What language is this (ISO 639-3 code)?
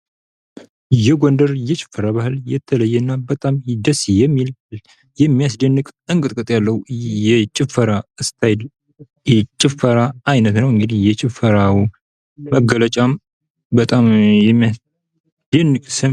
amh